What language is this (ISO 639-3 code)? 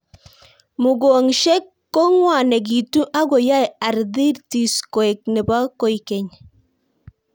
kln